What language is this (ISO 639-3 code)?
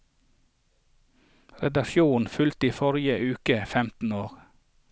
nor